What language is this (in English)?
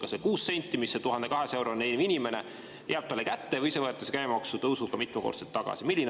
Estonian